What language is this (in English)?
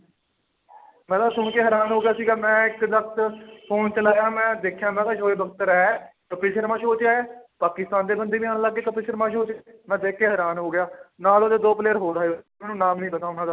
Punjabi